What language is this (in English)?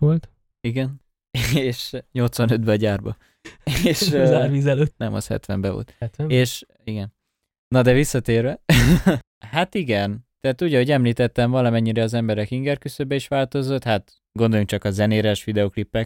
Hungarian